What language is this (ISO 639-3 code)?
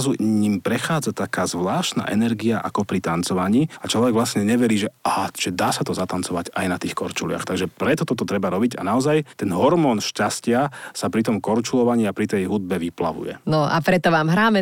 slk